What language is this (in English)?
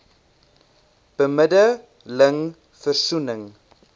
Afrikaans